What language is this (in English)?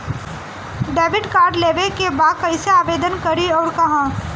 Bhojpuri